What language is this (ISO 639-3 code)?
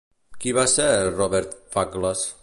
cat